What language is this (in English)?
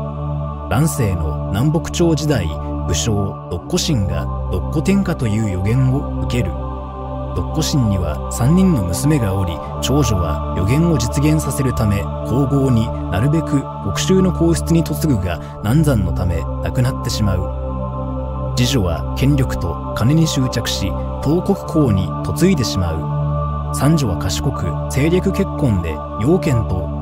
Japanese